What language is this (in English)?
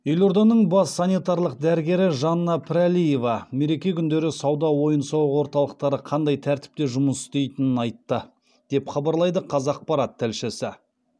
Kazakh